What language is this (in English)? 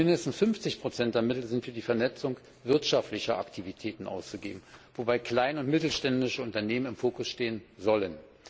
German